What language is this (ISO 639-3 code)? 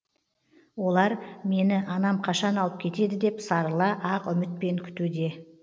kaz